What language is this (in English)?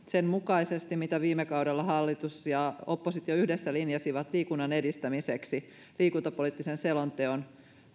Finnish